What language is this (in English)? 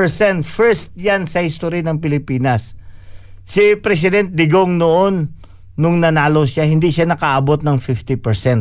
Filipino